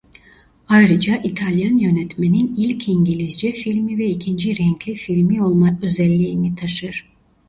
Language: Turkish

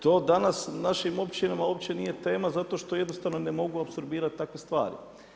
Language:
Croatian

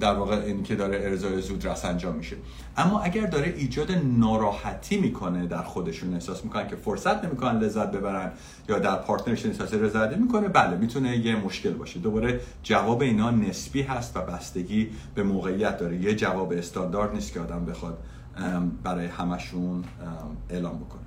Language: Persian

